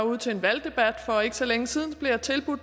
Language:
Danish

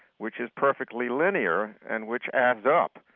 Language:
English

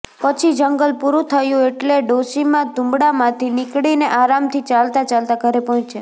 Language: Gujarati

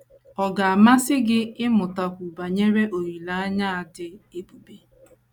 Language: Igbo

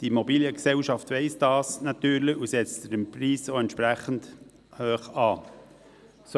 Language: Swiss German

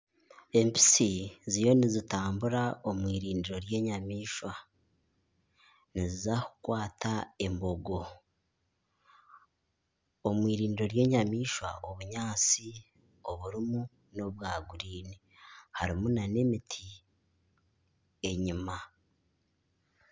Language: Nyankole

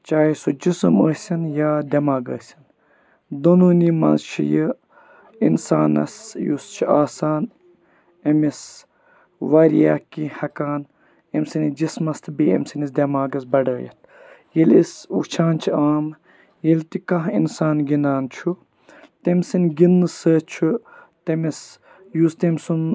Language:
Kashmiri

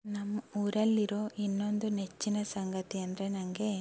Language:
Kannada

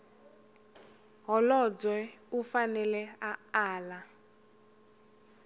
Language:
Tsonga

